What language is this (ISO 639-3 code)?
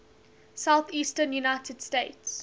eng